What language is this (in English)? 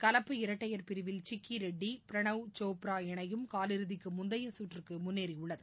Tamil